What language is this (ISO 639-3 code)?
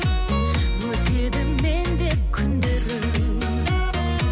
kaz